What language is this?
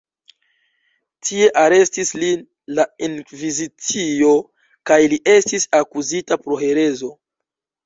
Esperanto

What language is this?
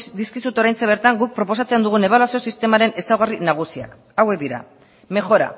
Basque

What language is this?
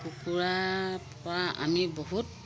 Assamese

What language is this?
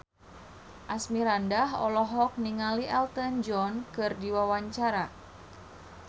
Sundanese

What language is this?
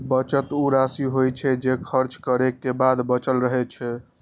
Maithili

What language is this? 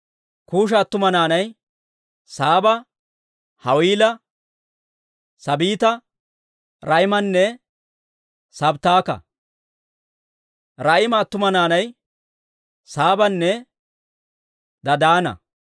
Dawro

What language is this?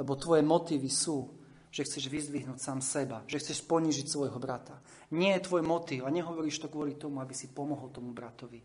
Slovak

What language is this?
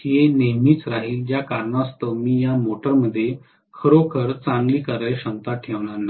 Marathi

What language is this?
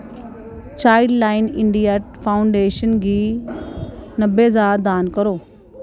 Dogri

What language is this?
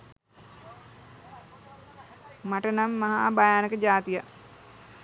Sinhala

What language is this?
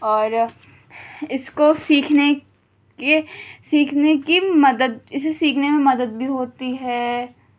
Urdu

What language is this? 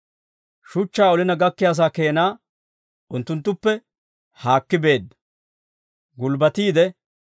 Dawro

